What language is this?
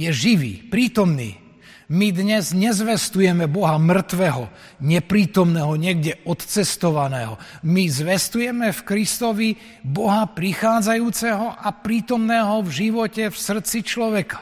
Slovak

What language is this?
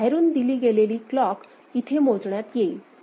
Marathi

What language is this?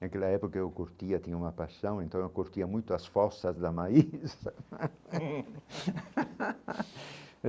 Portuguese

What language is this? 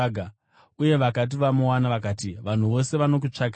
Shona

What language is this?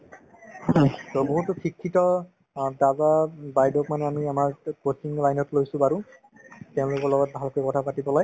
Assamese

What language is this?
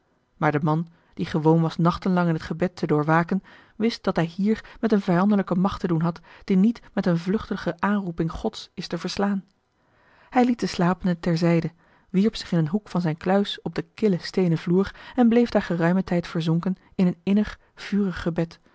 Dutch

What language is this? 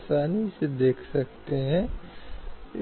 Hindi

